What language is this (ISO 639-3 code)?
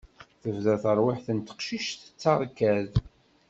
kab